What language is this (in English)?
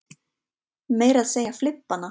Icelandic